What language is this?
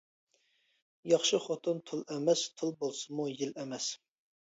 Uyghur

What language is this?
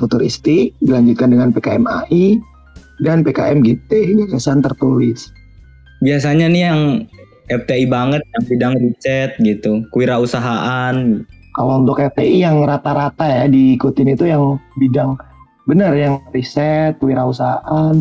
Indonesian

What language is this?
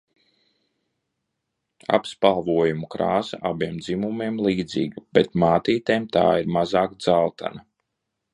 Latvian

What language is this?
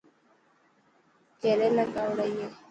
Dhatki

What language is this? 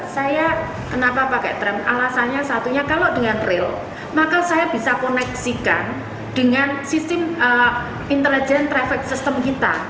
Indonesian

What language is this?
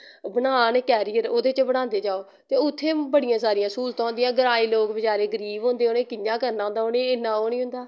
Dogri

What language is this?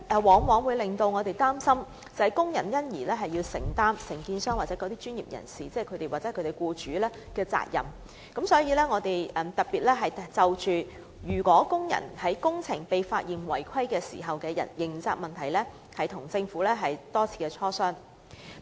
Cantonese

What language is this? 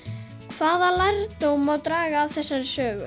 Icelandic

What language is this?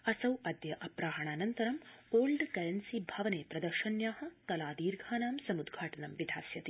Sanskrit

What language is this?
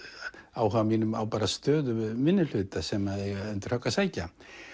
Icelandic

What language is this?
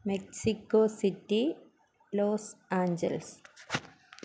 Malayalam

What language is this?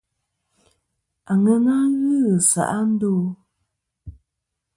Kom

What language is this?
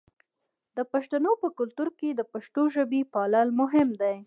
Pashto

